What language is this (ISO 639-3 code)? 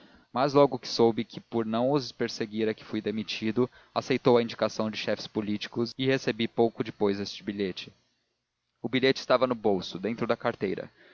por